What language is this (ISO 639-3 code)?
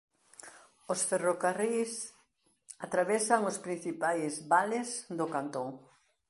glg